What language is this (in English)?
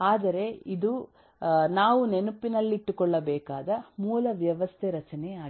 Kannada